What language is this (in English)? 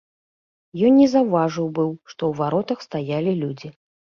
Belarusian